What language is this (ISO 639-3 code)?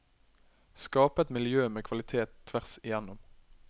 nor